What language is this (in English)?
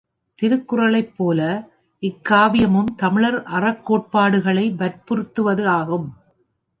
Tamil